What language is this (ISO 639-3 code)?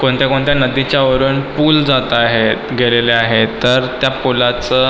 mar